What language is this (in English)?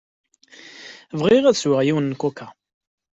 Kabyle